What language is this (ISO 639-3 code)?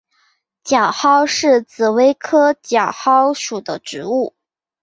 zho